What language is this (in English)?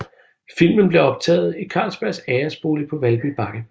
Danish